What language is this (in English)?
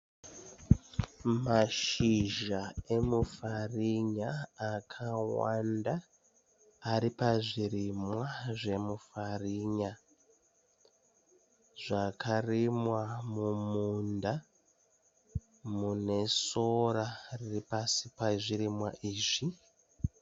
Shona